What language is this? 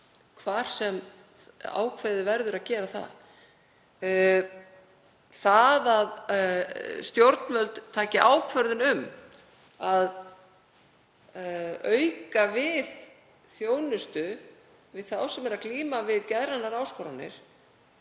Icelandic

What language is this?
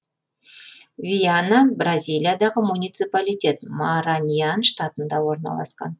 Kazakh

